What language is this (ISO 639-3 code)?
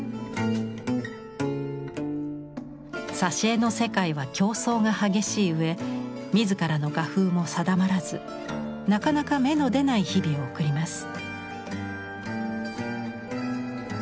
jpn